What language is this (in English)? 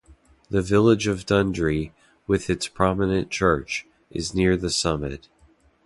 English